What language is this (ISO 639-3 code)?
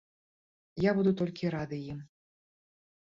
bel